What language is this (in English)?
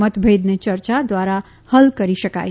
Gujarati